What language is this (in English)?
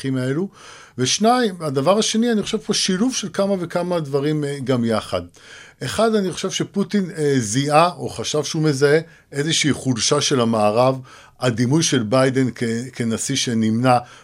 Hebrew